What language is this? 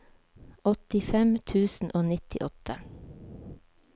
Norwegian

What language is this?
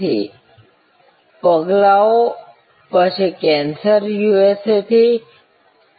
Gujarati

